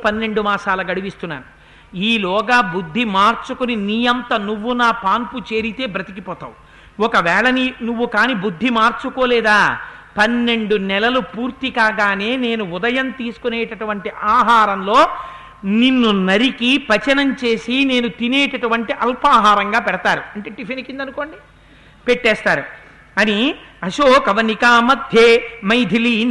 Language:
Telugu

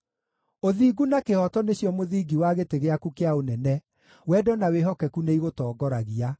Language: Kikuyu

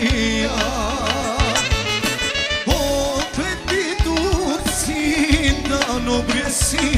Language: Arabic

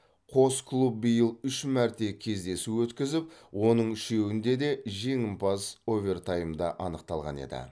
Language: Kazakh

